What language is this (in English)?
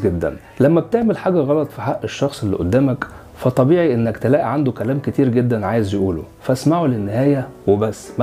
Arabic